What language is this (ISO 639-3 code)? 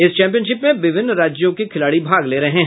hin